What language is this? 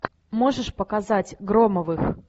Russian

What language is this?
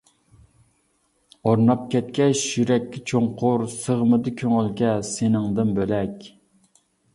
Uyghur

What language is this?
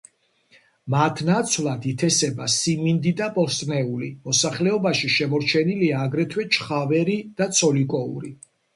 Georgian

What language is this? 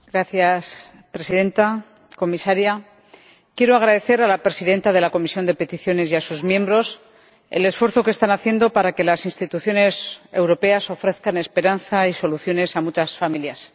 Spanish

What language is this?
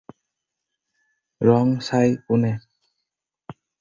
Assamese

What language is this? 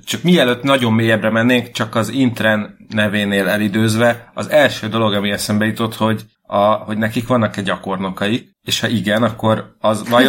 Hungarian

